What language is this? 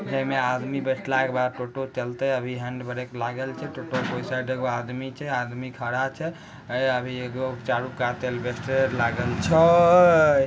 Magahi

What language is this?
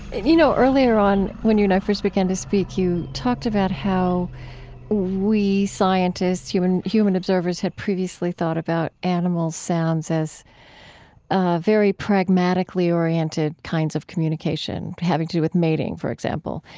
English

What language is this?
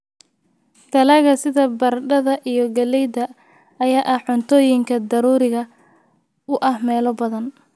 Somali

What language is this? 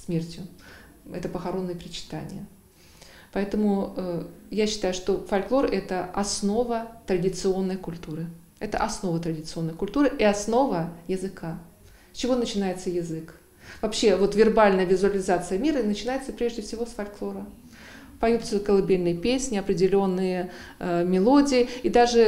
Russian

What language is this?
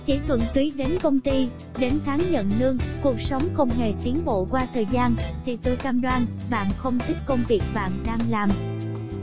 Vietnamese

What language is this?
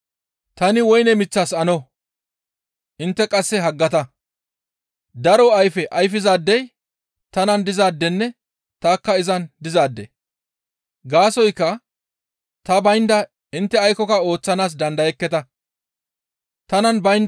Gamo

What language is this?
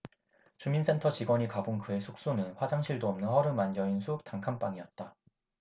Korean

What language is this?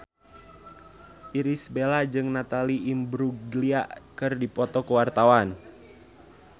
Sundanese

